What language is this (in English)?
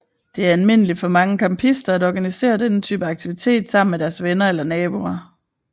Danish